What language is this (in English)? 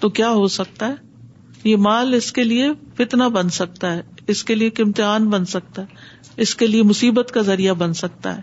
Urdu